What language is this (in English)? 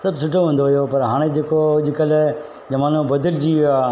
Sindhi